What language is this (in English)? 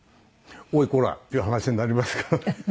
Japanese